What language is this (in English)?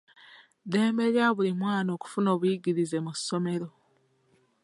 Ganda